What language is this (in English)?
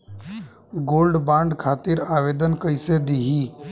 Bhojpuri